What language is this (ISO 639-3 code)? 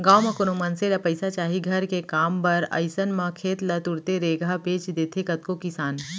hne